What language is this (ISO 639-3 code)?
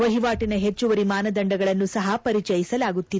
kan